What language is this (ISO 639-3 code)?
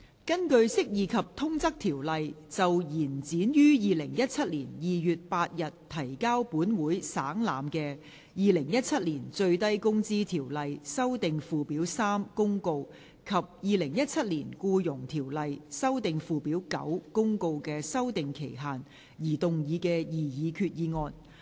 yue